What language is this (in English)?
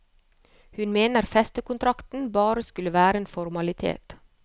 Norwegian